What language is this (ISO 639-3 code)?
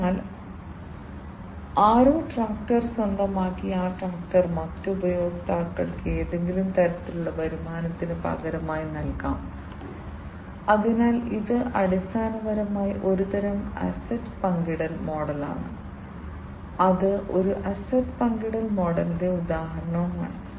mal